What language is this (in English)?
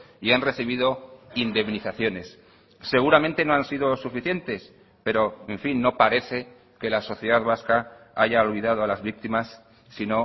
Spanish